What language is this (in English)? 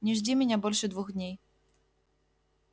Russian